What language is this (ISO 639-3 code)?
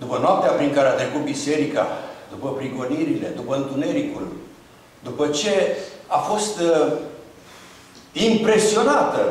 ron